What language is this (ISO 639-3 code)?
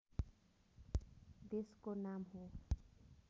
nep